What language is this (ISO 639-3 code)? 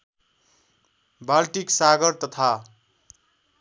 nep